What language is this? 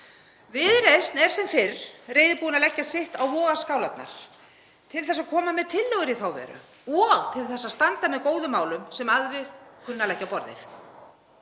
Icelandic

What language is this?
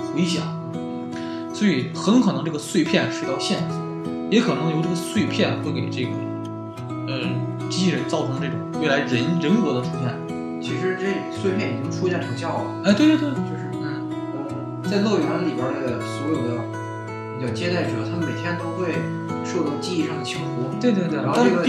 Chinese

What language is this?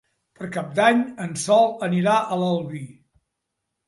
Catalan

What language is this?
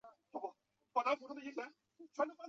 Chinese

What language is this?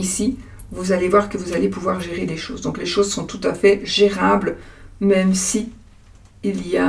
French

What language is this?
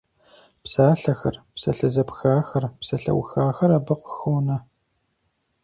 Kabardian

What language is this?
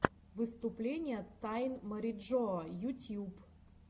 Russian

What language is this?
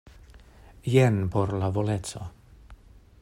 Esperanto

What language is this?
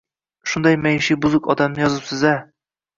Uzbek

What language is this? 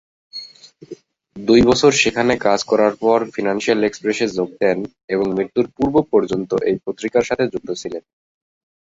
Bangla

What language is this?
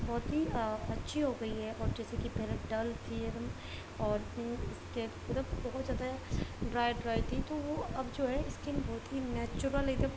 Urdu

